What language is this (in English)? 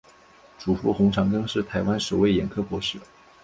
Chinese